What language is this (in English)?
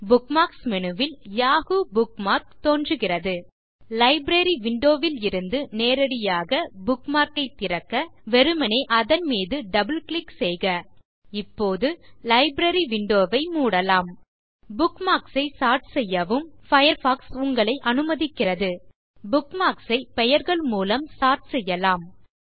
Tamil